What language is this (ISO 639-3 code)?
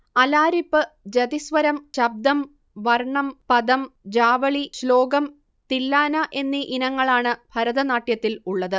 mal